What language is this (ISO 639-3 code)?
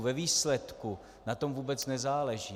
ces